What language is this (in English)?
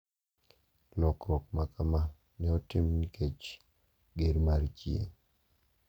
Luo (Kenya and Tanzania)